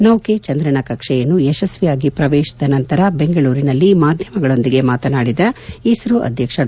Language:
Kannada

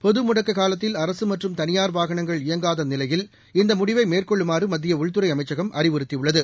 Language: Tamil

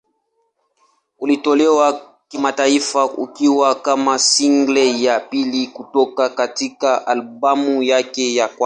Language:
Swahili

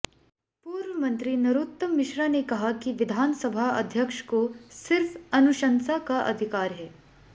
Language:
Hindi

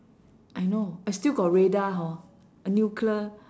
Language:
English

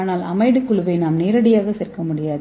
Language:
Tamil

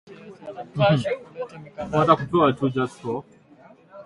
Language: Swahili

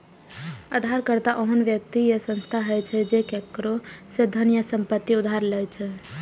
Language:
Maithili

